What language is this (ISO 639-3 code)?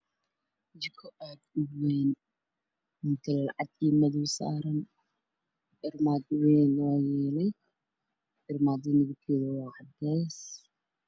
som